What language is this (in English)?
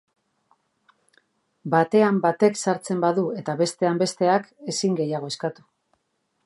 Basque